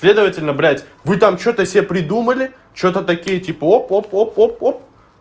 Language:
Russian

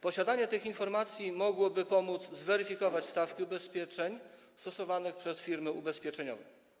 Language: Polish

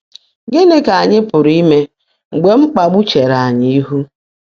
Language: Igbo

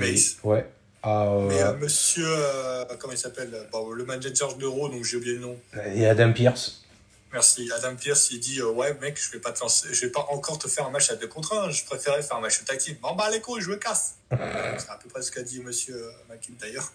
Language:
French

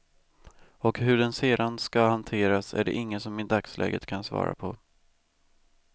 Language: Swedish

